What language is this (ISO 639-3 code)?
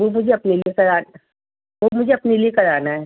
urd